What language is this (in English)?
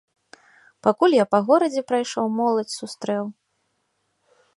Belarusian